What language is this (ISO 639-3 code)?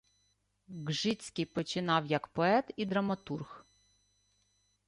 ukr